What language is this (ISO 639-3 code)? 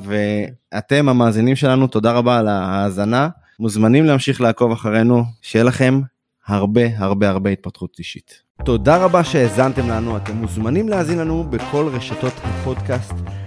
heb